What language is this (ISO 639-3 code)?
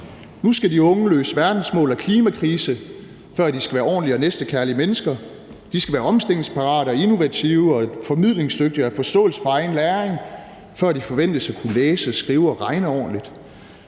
dan